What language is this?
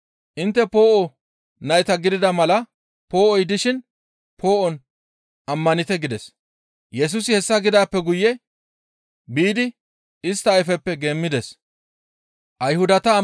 Gamo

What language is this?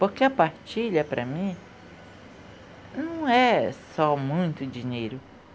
Portuguese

